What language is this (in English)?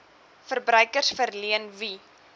Afrikaans